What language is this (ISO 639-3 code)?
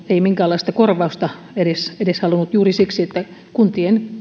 fin